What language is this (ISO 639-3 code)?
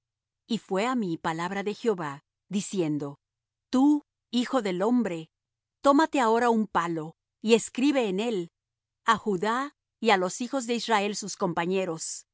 spa